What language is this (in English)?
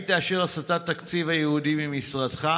Hebrew